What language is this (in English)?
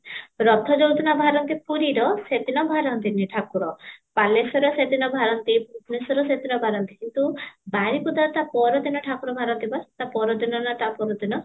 Odia